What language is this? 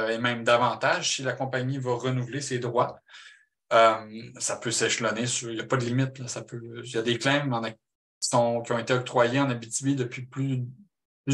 French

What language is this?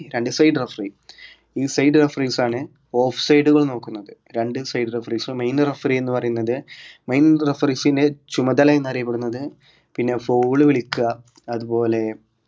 Malayalam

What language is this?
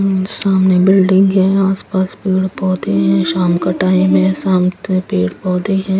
Hindi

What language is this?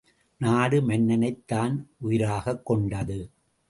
Tamil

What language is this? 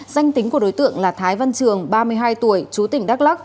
Vietnamese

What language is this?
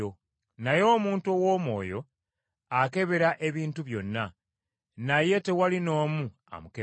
Ganda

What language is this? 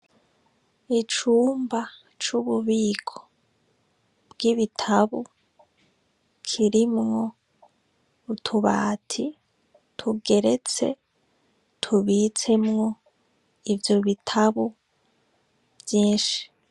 Rundi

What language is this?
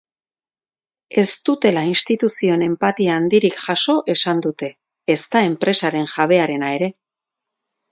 Basque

